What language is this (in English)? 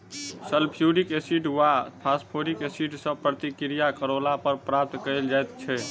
Maithili